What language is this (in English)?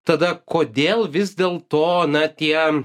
Lithuanian